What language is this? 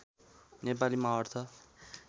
Nepali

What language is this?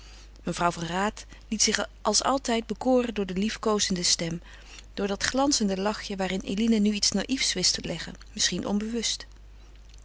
Dutch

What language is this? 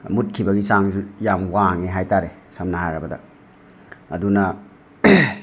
Manipuri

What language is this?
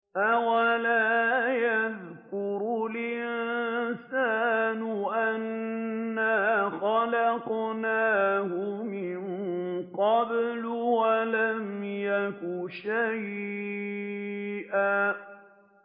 Arabic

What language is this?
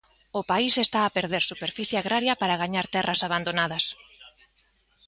Galician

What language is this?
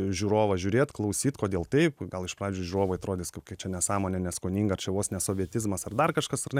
Lithuanian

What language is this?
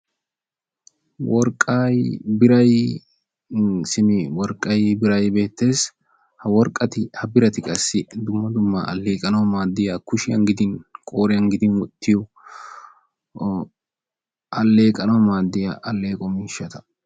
Wolaytta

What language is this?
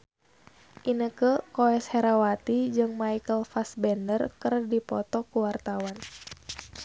Sundanese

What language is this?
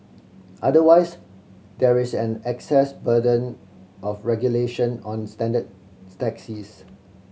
English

